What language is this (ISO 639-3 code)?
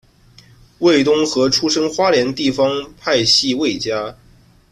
zho